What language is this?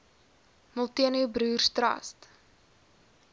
Afrikaans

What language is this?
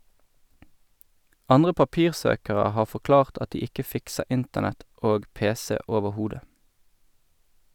Norwegian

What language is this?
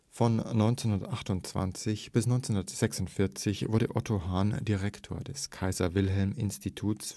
German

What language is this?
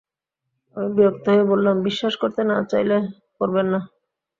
Bangla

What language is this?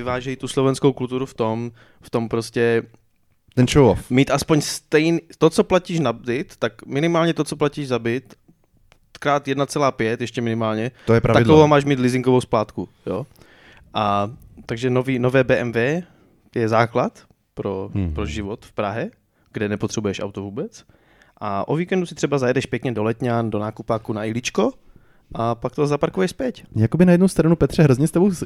Czech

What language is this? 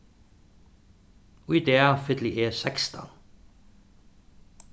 Faroese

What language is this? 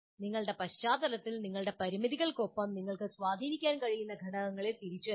Malayalam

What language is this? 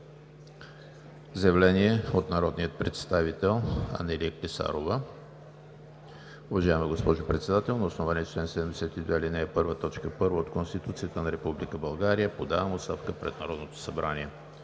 Bulgarian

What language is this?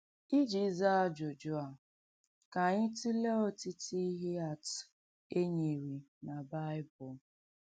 Igbo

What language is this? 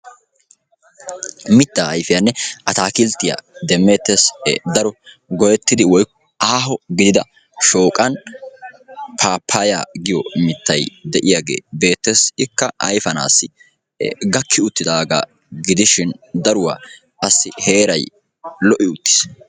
Wolaytta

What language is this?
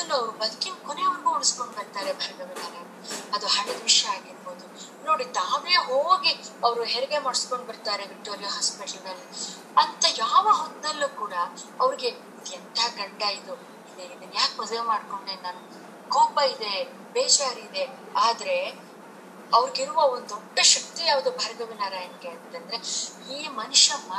Kannada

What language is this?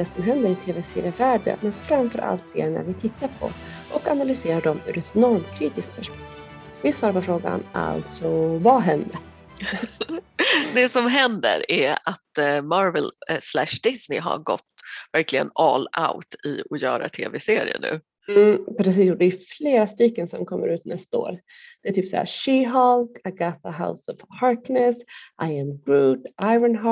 Swedish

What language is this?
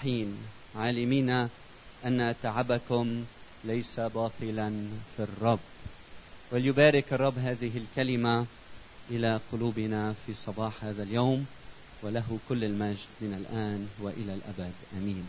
Arabic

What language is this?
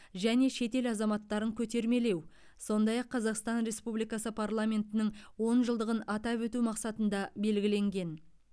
Kazakh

